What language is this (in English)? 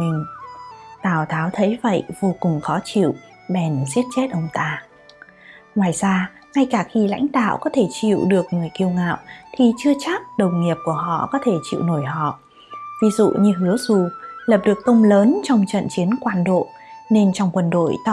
Vietnamese